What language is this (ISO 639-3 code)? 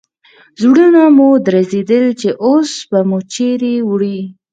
pus